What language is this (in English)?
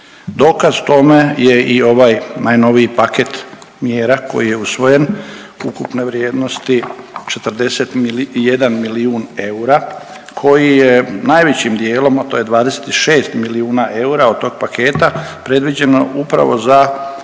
Croatian